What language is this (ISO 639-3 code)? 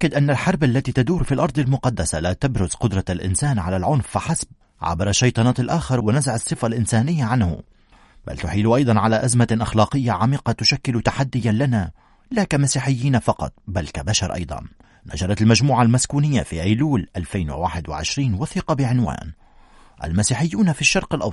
ara